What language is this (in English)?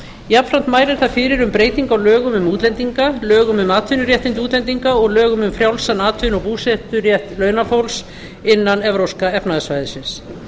Icelandic